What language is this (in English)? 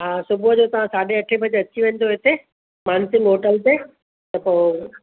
Sindhi